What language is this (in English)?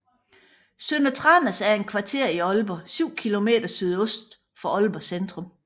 Danish